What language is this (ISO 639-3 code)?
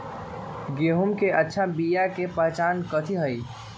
mag